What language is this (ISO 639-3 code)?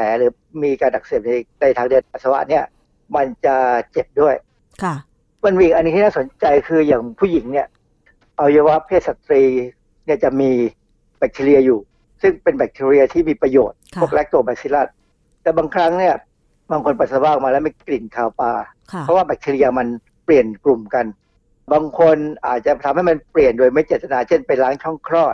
tha